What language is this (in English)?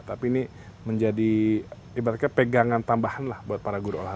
Indonesian